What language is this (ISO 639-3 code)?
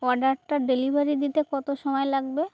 ben